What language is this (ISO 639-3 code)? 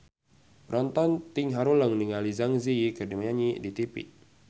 sun